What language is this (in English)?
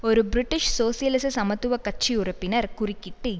Tamil